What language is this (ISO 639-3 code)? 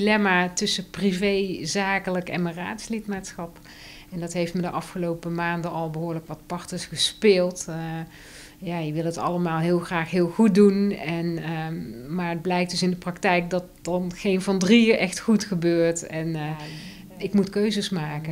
nld